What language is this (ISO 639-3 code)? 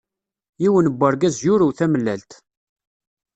kab